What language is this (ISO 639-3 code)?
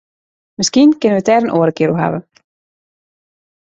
fry